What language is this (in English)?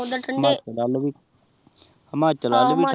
Punjabi